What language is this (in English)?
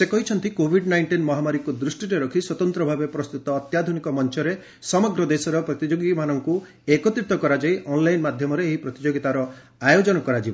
Odia